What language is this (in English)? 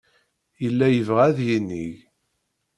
Kabyle